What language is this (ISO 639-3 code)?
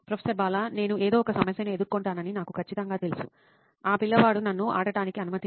tel